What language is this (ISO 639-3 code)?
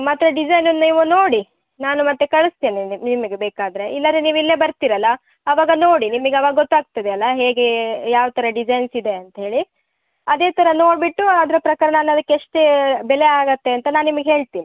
kan